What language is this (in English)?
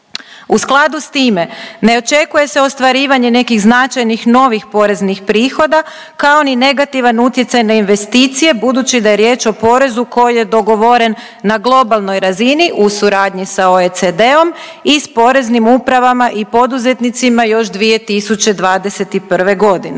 Croatian